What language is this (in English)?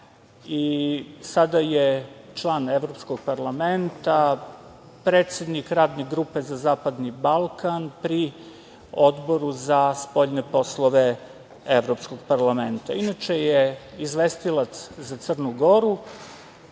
Serbian